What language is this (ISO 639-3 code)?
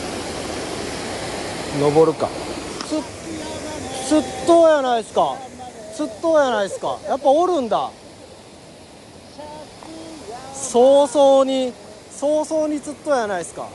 jpn